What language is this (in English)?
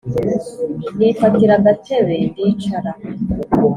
Kinyarwanda